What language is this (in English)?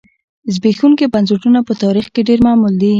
Pashto